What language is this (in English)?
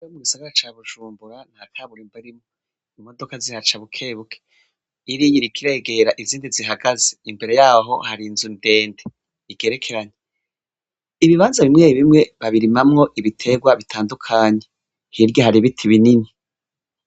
Rundi